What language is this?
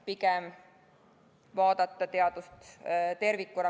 Estonian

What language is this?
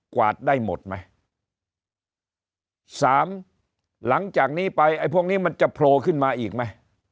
Thai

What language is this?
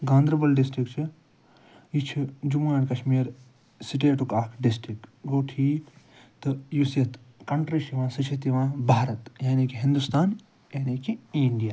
Kashmiri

